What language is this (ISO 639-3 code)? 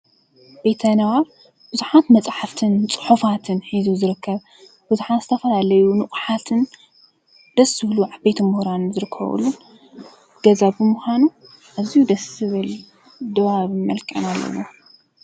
tir